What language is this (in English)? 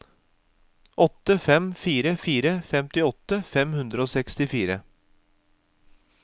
Norwegian